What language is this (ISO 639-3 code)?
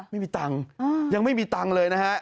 tha